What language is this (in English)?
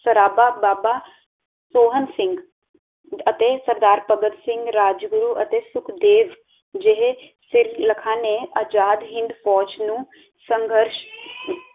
Punjabi